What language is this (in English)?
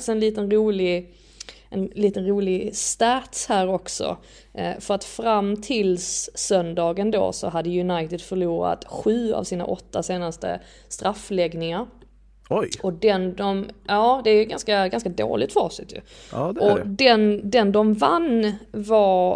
Swedish